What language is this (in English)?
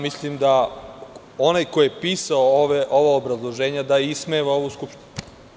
Serbian